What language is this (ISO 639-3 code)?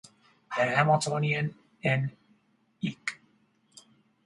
eng